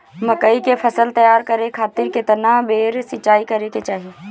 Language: Bhojpuri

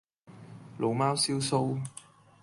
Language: Cantonese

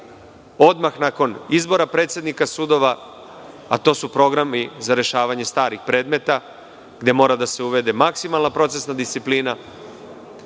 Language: Serbian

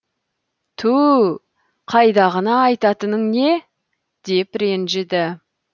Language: Kazakh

